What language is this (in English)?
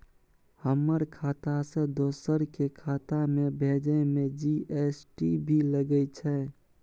Maithili